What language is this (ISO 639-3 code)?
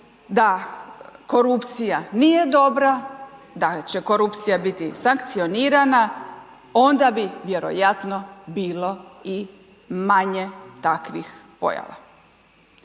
hrv